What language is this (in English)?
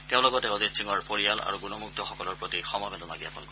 Assamese